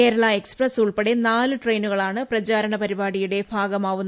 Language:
Malayalam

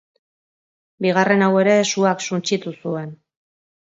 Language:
Basque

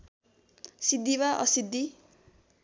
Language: Nepali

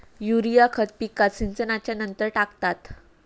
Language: Marathi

